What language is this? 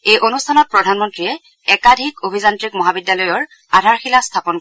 Assamese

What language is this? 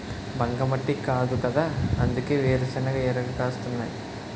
Telugu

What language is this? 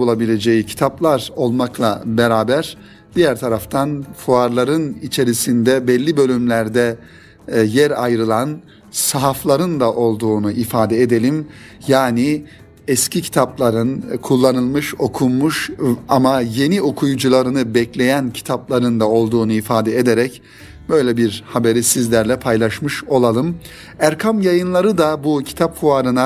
Turkish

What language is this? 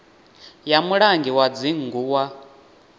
Venda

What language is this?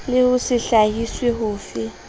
Southern Sotho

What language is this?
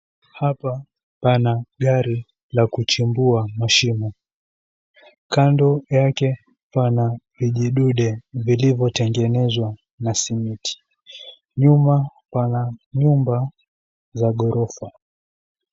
Swahili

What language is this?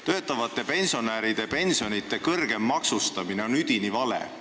Estonian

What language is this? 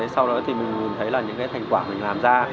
Vietnamese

